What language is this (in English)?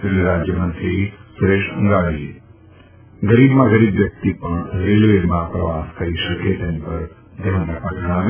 Gujarati